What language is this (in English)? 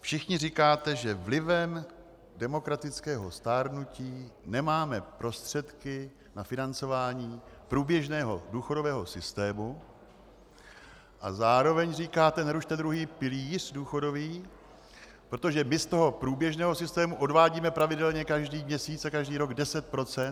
Czech